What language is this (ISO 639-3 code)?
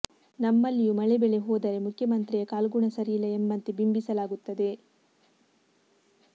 kan